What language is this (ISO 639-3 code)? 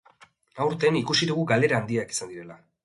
eus